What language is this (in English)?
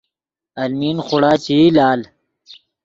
Yidgha